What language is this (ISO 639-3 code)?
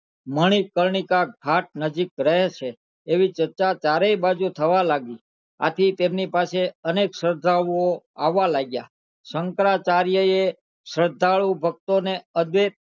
guj